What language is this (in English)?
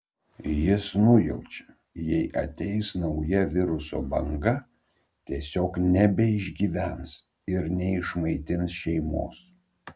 Lithuanian